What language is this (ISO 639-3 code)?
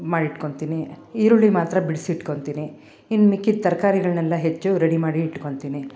kan